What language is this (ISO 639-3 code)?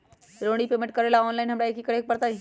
mag